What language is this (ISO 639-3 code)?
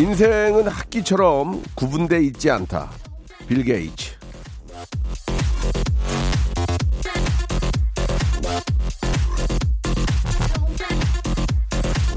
kor